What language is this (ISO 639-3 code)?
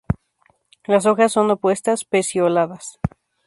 spa